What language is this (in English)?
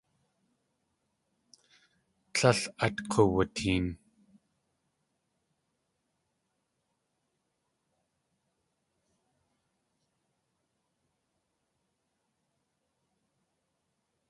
Tlingit